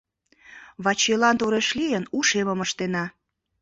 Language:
Mari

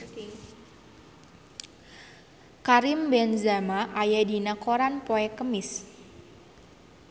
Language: Sundanese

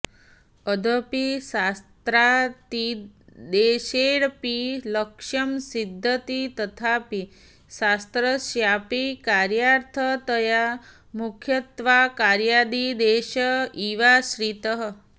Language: Sanskrit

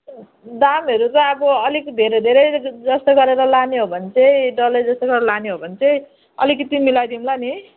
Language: Nepali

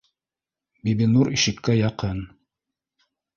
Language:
Bashkir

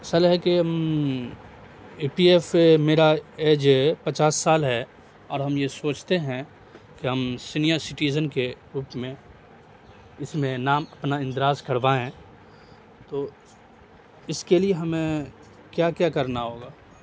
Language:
Urdu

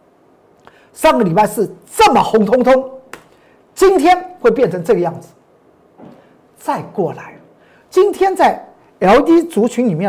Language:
Chinese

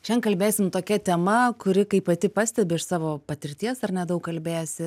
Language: Lithuanian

